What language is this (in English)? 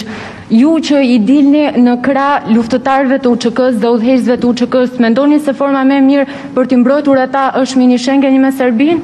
Romanian